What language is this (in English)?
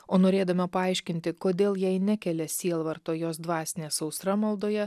Lithuanian